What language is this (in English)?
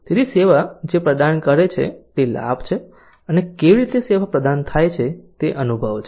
Gujarati